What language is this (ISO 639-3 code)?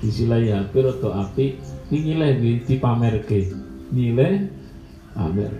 ind